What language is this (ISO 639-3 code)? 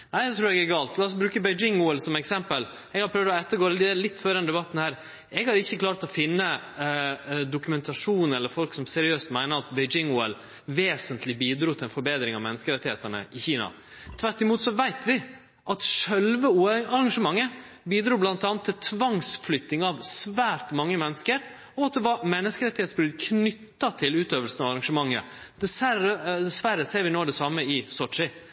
nno